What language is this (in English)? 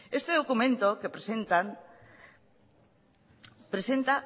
Spanish